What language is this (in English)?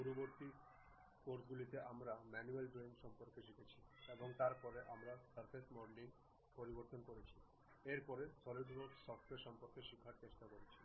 Bangla